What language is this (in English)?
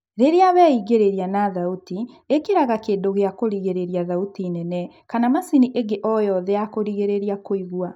Kikuyu